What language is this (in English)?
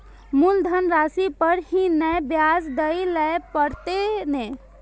Maithili